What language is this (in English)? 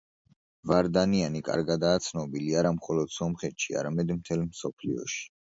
Georgian